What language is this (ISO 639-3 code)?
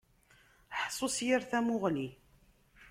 kab